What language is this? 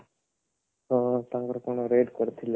Odia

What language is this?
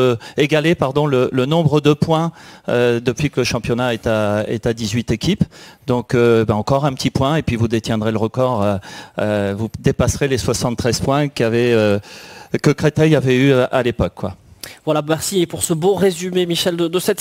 French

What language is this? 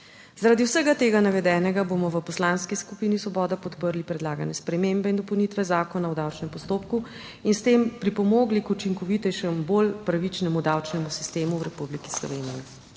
Slovenian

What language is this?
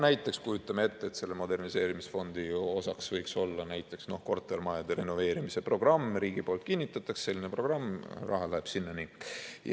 Estonian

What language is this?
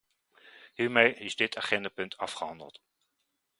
Dutch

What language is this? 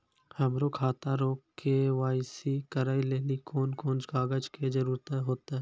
Maithili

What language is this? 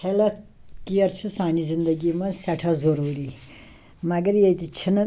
Kashmiri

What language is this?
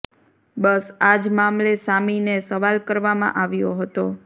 Gujarati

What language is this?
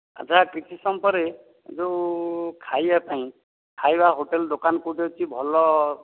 Odia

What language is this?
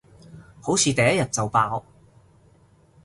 Cantonese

